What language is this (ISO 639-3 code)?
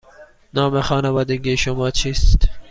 fas